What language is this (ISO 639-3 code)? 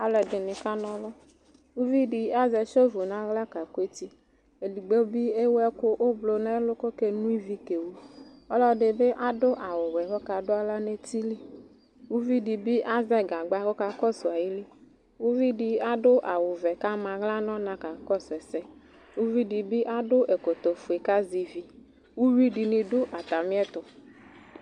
kpo